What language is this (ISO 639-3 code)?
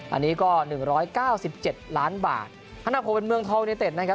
tha